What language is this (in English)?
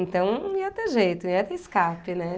Portuguese